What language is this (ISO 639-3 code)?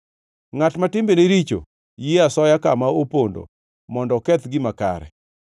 luo